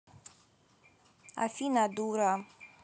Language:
Russian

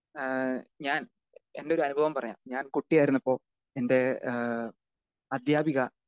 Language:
Malayalam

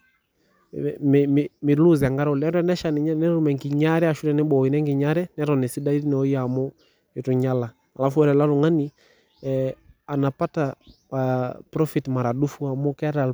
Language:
Masai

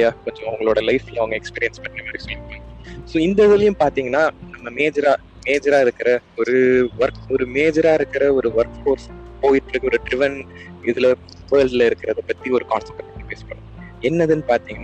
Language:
Tamil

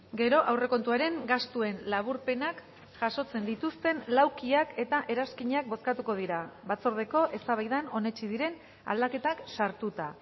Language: Basque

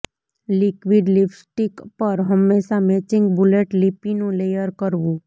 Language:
Gujarati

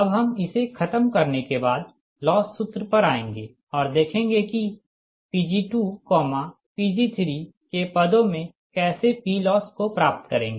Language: Hindi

